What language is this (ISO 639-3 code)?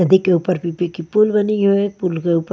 hin